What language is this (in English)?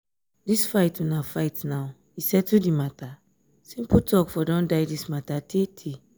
Nigerian Pidgin